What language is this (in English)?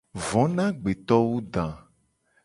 Gen